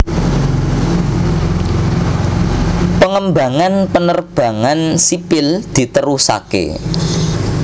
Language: Javanese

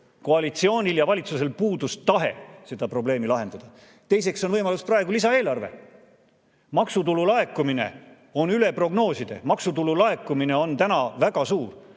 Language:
Estonian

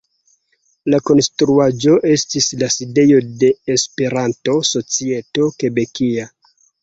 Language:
Esperanto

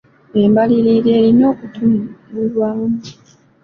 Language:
Ganda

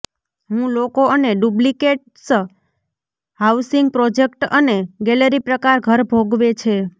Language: Gujarati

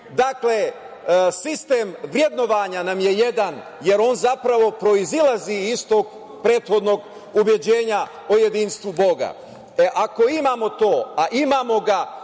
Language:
Serbian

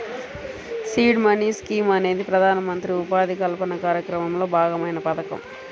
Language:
Telugu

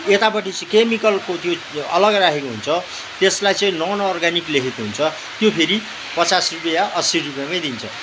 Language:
Nepali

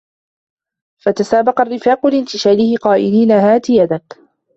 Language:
Arabic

